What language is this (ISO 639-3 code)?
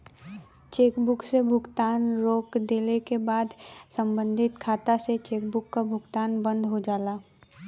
bho